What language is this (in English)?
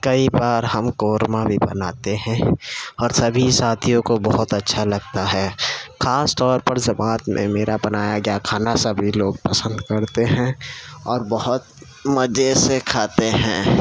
Urdu